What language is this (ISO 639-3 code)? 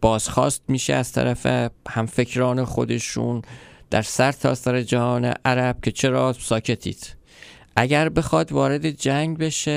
fas